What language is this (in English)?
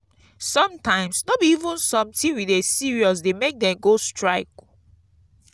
Nigerian Pidgin